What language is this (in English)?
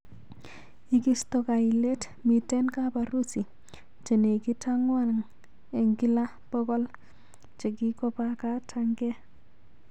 Kalenjin